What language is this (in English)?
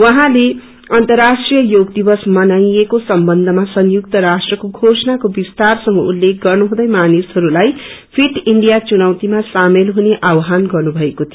Nepali